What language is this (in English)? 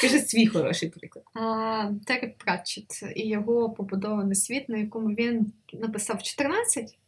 Ukrainian